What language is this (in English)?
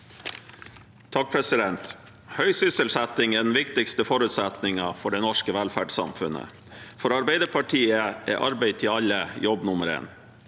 Norwegian